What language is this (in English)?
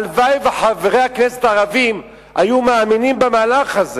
Hebrew